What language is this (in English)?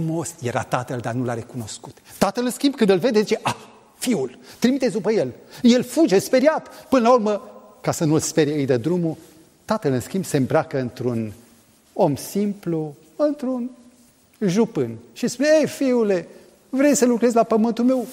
Romanian